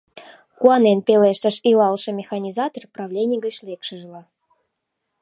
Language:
Mari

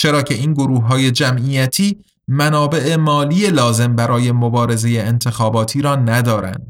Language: Persian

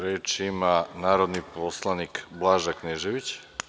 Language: Serbian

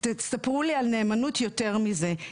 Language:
Hebrew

